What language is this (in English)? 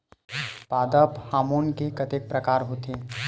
Chhattisgarhi